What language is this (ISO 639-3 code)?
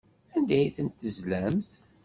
kab